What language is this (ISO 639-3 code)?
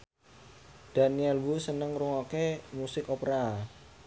jav